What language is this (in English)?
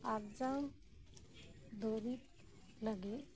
Santali